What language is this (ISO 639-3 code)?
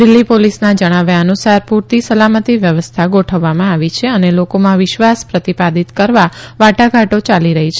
guj